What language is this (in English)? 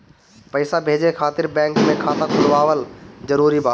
Bhojpuri